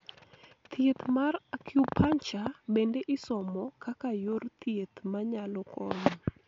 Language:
Luo (Kenya and Tanzania)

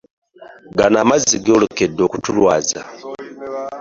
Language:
Ganda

